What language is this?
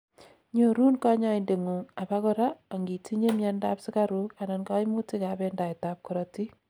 Kalenjin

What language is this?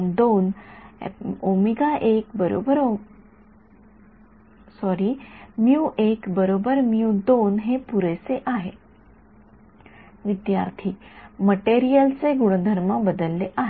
Marathi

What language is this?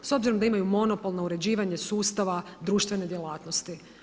Croatian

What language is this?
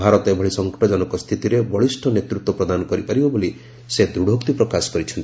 Odia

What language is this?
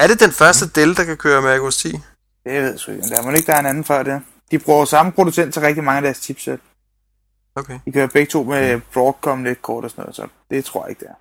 Danish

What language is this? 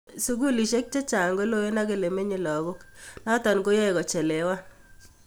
Kalenjin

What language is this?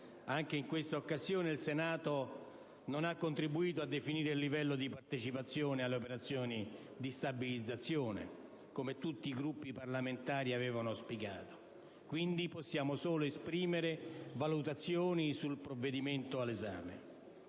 Italian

